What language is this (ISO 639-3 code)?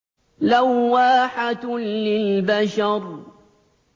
ara